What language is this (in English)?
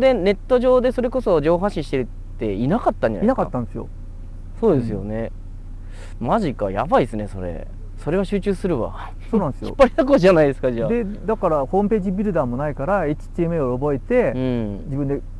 Japanese